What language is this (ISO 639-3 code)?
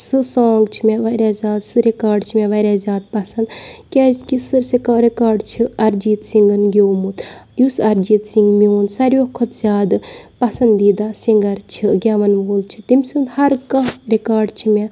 kas